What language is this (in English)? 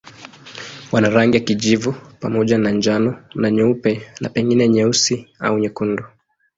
Swahili